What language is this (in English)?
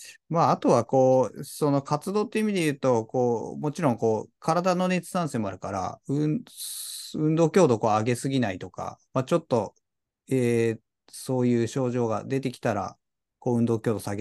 Japanese